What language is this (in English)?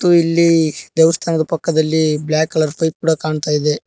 Kannada